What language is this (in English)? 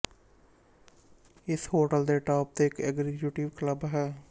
Punjabi